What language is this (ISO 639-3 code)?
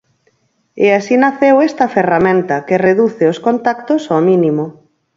glg